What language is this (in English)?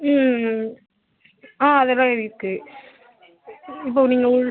Tamil